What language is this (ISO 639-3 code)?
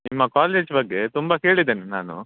kan